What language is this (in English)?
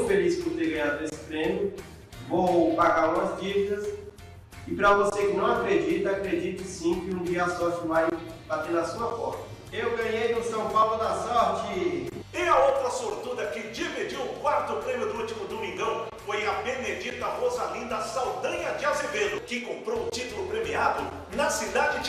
Portuguese